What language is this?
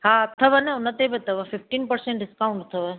Sindhi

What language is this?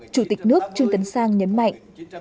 Vietnamese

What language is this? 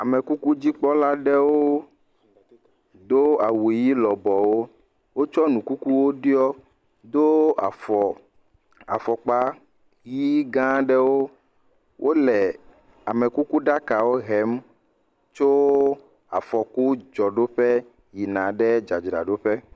Ewe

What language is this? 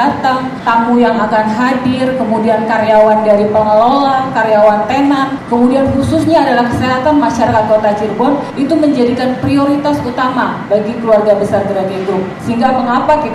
Indonesian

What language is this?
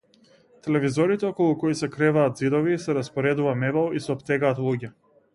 Macedonian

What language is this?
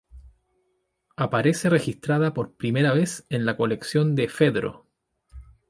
Spanish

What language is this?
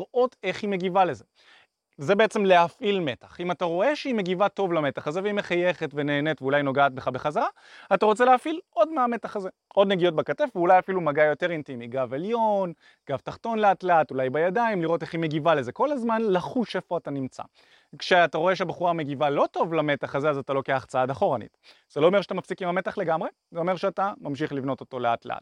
Hebrew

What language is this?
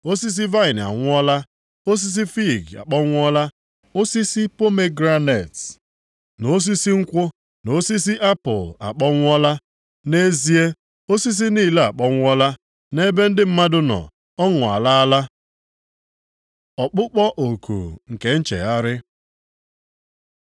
Igbo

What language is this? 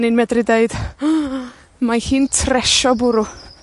Welsh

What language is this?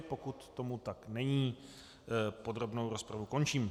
Czech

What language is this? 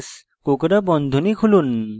Bangla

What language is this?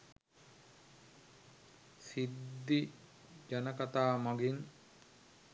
Sinhala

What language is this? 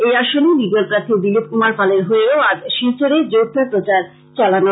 Bangla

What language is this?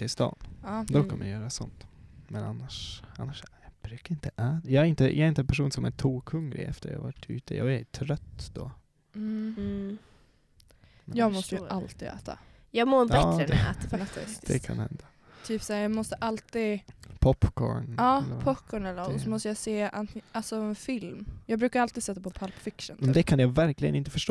Swedish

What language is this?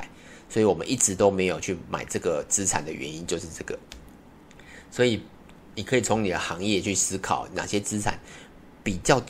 Chinese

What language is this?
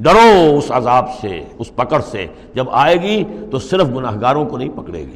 Urdu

